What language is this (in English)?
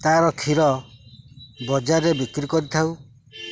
Odia